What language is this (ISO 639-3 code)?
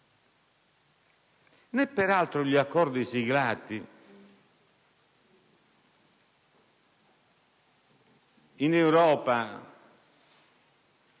ita